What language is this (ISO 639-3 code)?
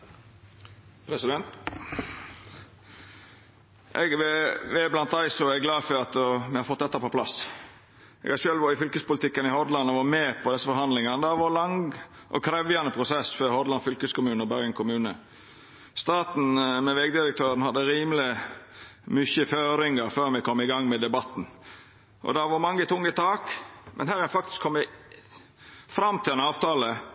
nno